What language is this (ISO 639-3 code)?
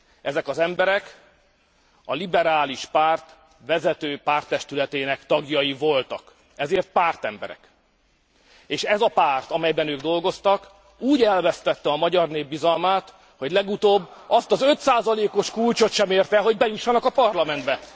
hun